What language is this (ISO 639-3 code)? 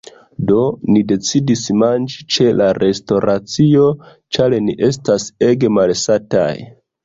epo